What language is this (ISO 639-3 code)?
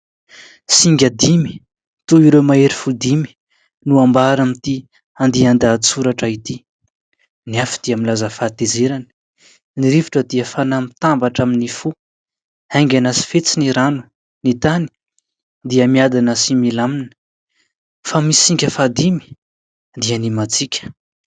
mlg